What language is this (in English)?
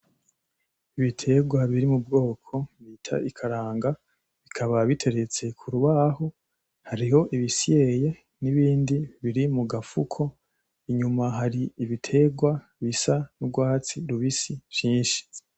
Rundi